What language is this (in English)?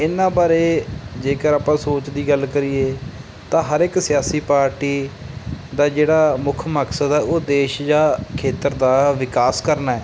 Punjabi